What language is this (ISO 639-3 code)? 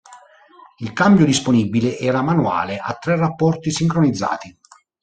ita